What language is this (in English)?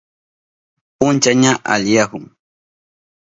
Southern Pastaza Quechua